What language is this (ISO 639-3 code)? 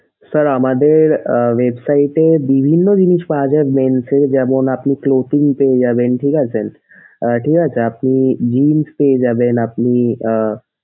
ben